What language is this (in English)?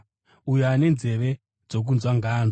Shona